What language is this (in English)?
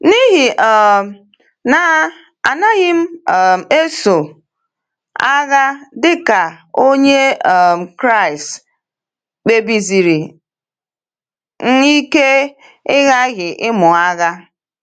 Igbo